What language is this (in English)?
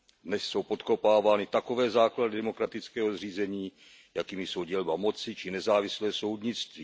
Czech